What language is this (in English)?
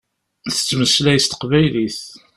Kabyle